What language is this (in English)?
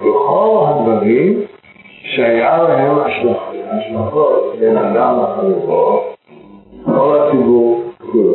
Hebrew